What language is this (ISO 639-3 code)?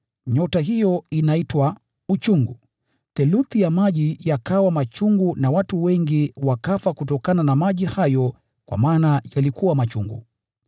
swa